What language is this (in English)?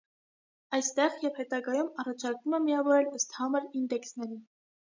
Armenian